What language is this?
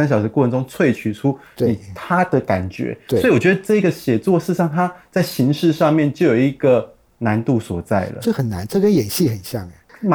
Chinese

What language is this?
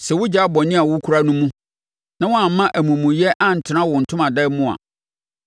Akan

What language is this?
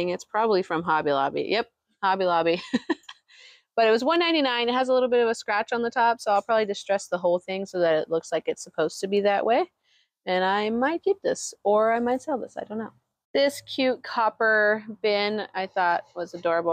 English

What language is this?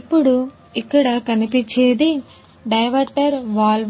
Telugu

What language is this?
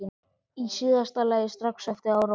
Icelandic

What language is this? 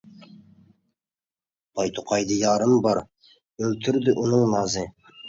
Uyghur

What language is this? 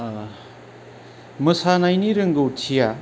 Bodo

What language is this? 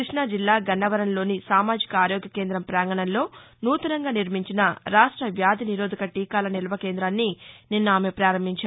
Telugu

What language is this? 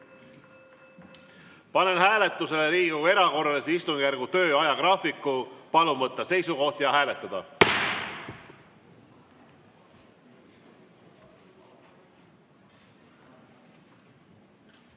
Estonian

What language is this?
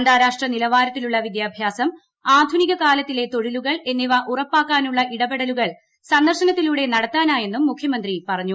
Malayalam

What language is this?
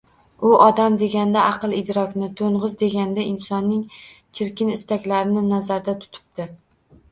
Uzbek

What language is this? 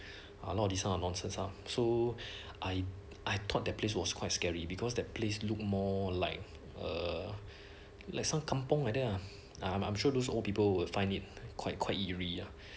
English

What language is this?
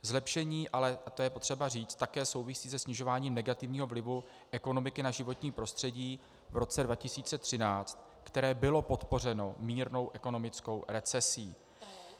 Czech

